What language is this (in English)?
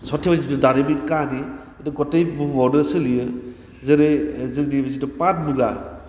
Bodo